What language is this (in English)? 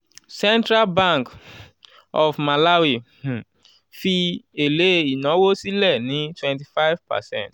Yoruba